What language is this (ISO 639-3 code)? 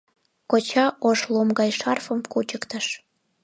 chm